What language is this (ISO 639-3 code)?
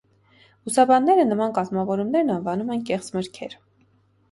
hye